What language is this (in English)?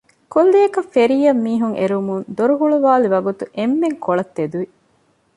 Divehi